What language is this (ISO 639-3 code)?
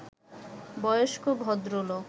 ben